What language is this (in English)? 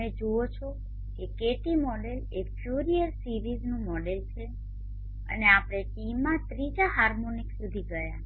Gujarati